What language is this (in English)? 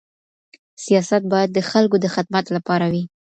Pashto